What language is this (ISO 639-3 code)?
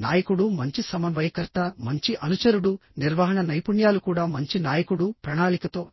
tel